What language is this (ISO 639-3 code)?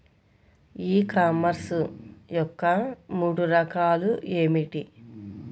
tel